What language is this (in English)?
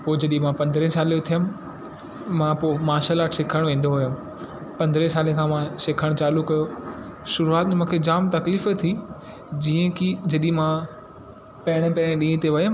Sindhi